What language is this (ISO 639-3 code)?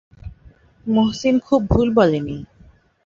ben